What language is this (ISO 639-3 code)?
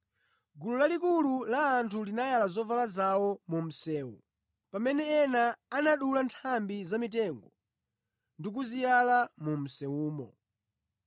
nya